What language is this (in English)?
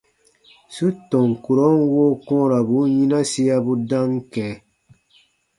Baatonum